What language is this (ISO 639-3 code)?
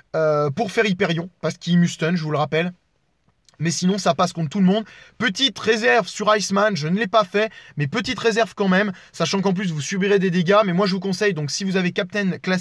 fra